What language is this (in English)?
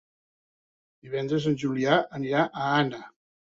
Catalan